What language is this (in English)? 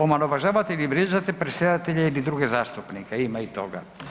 Croatian